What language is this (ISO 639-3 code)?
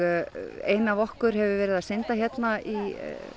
isl